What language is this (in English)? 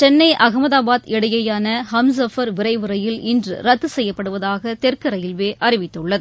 Tamil